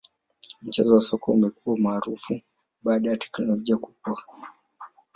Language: Swahili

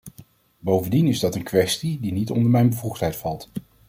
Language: Dutch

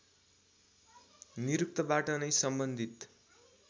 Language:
Nepali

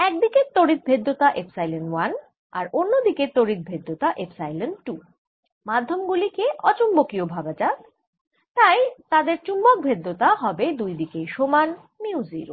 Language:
Bangla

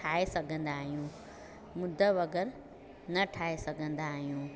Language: Sindhi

